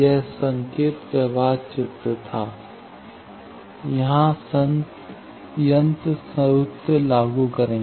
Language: Hindi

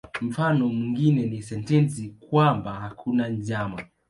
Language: Swahili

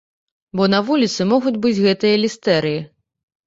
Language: Belarusian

